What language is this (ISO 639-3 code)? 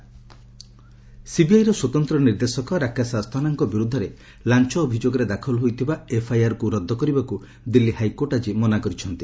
ori